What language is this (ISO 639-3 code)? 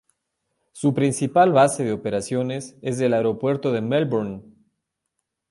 spa